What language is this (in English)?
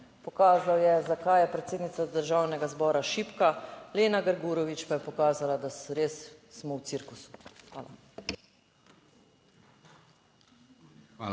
Slovenian